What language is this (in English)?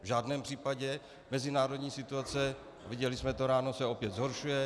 Czech